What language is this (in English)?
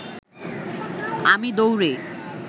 Bangla